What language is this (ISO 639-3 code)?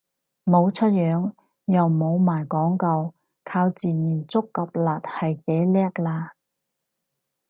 yue